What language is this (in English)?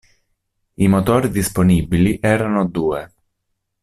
Italian